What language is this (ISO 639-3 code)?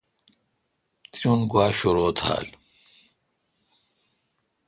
xka